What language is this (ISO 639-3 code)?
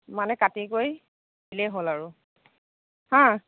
asm